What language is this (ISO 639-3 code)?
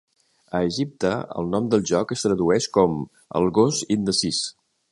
cat